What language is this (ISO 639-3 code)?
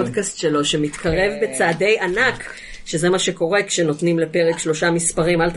heb